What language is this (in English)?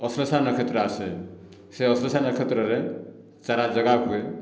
Odia